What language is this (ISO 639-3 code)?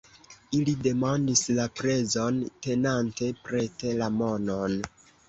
epo